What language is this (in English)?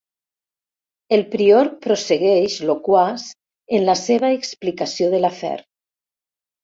Catalan